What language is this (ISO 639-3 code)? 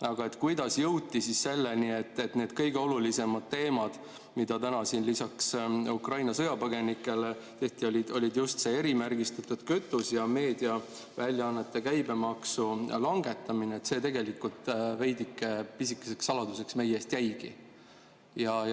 est